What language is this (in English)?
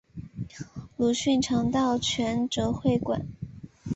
Chinese